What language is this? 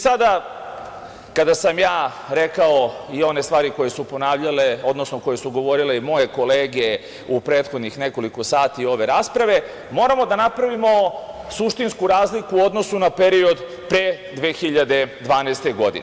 Serbian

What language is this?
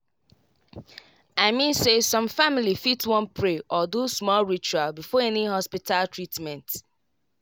Nigerian Pidgin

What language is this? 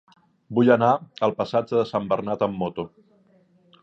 Catalan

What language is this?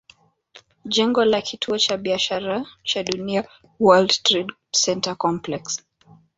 Swahili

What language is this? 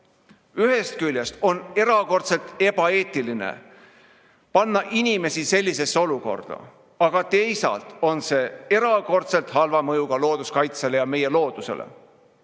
Estonian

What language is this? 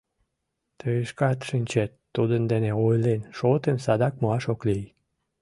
Mari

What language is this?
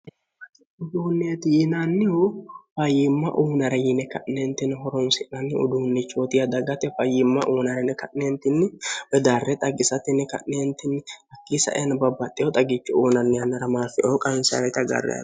Sidamo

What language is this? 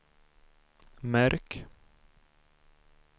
Swedish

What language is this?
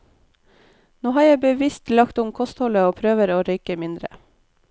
Norwegian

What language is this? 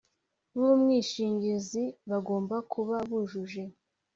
Kinyarwanda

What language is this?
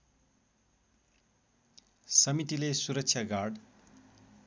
Nepali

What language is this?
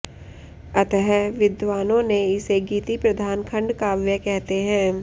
Sanskrit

